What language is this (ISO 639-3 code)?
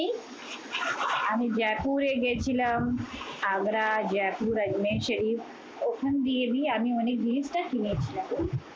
ben